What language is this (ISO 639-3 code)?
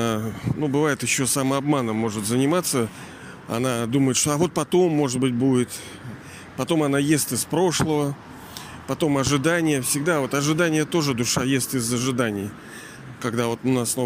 rus